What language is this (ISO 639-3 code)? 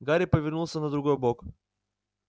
rus